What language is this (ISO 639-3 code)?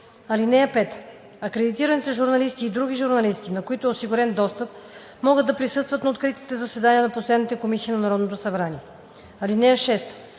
bul